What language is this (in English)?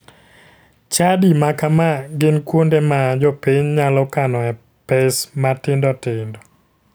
Luo (Kenya and Tanzania)